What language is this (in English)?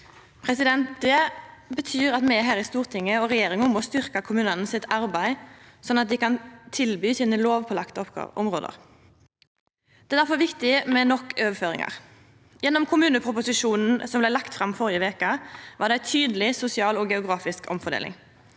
Norwegian